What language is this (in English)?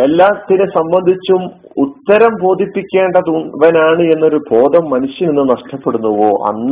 Malayalam